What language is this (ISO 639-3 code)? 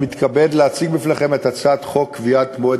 heb